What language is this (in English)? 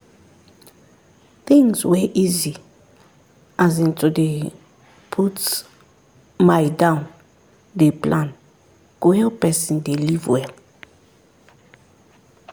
Nigerian Pidgin